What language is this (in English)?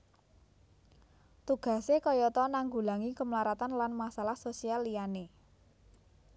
Javanese